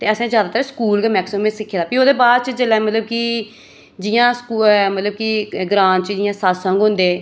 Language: Dogri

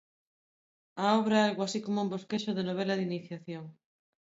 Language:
Galician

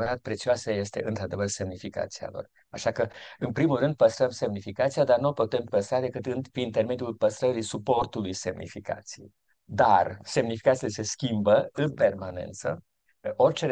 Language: Romanian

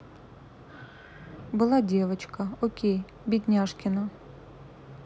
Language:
Russian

